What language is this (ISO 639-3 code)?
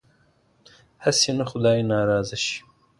pus